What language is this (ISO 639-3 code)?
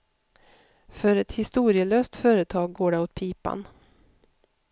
swe